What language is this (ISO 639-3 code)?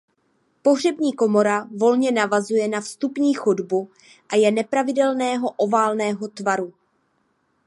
ces